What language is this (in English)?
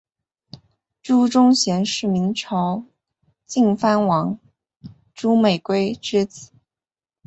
Chinese